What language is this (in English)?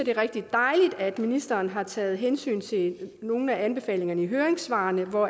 Danish